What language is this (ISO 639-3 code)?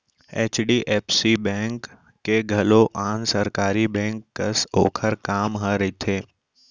hne